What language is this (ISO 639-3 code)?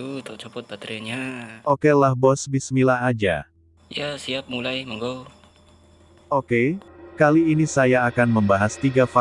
ind